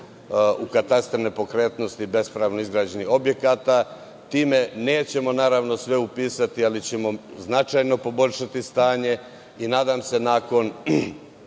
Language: Serbian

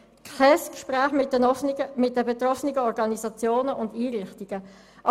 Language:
Swiss German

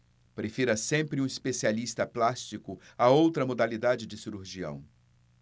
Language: Portuguese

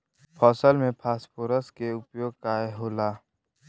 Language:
Bhojpuri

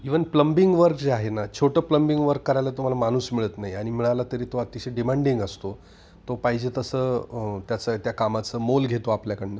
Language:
Marathi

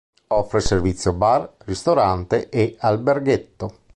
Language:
Italian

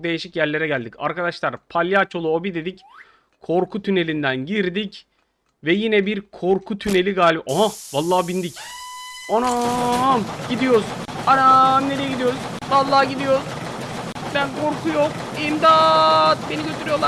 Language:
Turkish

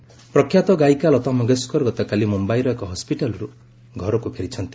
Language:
Odia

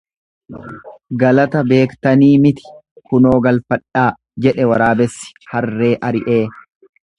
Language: Oromo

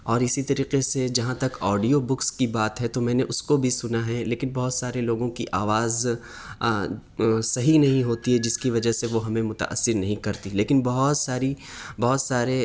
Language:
Urdu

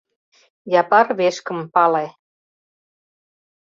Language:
Mari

